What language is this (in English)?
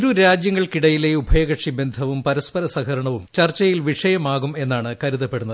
Malayalam